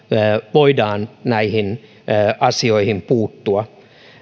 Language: Finnish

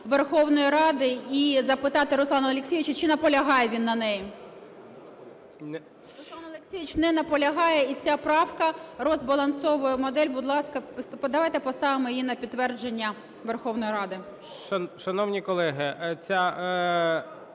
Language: Ukrainian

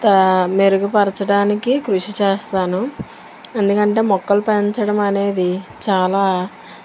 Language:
Telugu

